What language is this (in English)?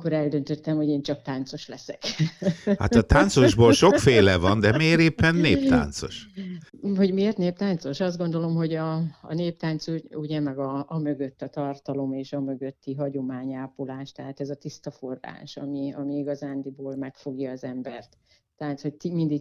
Hungarian